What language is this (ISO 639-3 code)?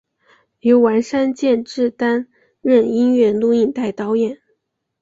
zho